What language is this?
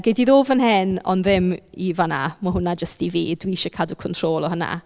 Welsh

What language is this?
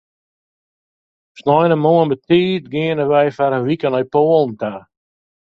Western Frisian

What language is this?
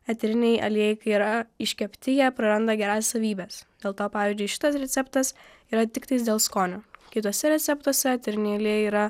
Lithuanian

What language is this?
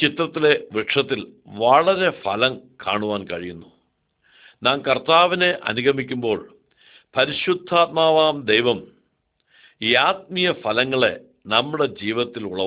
Arabic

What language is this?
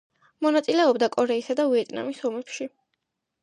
Georgian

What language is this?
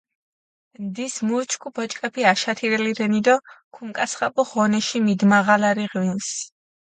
Mingrelian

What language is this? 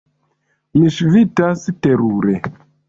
Esperanto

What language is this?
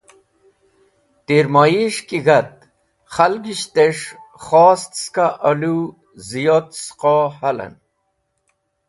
Wakhi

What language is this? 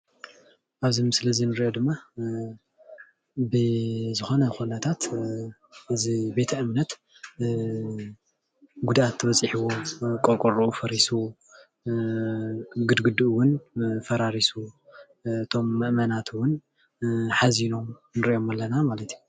Tigrinya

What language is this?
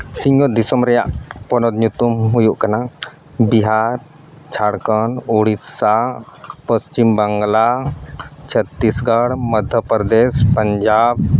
Santali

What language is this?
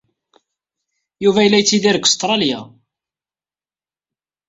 Kabyle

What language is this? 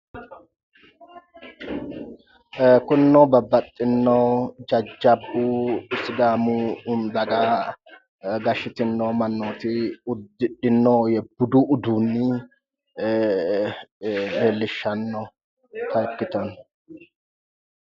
Sidamo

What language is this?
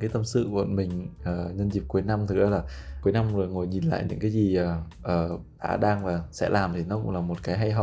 Vietnamese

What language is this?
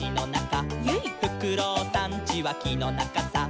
Japanese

